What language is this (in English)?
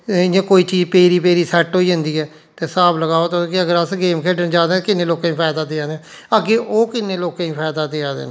Dogri